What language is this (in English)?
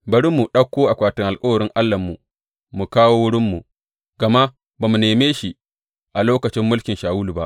Hausa